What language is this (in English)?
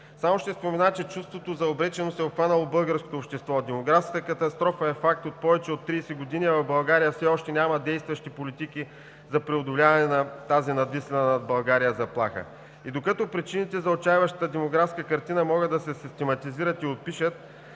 Bulgarian